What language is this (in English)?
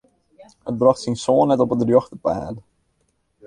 Western Frisian